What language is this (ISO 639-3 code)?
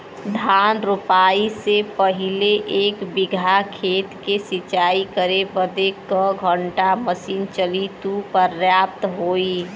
bho